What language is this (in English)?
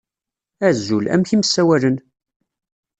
Kabyle